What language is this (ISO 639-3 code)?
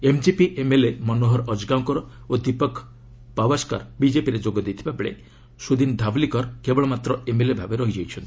ori